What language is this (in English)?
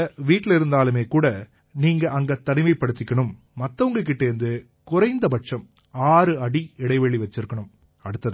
Tamil